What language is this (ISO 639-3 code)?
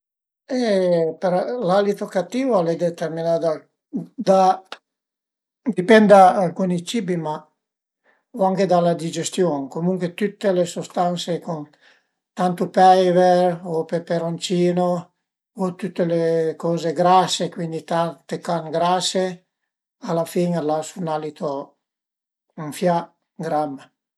pms